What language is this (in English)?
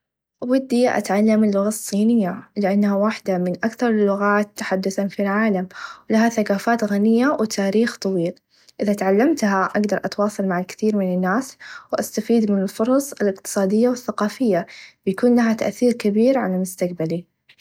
Najdi Arabic